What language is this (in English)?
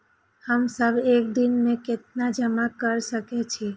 Maithili